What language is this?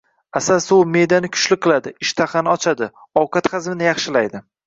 Uzbek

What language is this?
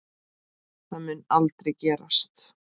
Icelandic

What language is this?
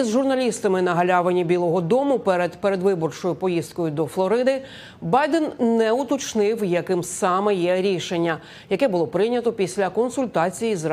Ukrainian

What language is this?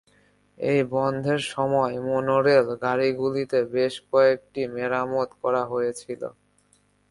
Bangla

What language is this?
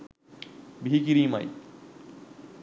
Sinhala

